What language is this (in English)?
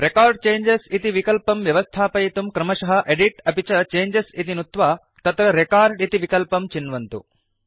Sanskrit